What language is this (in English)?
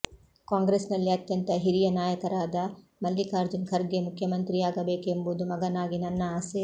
Kannada